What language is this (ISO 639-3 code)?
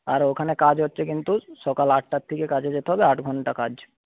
ben